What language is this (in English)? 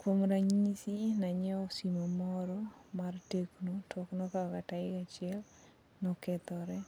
Luo (Kenya and Tanzania)